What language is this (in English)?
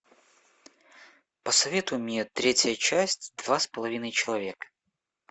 Russian